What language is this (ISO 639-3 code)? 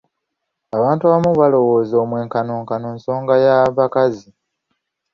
lug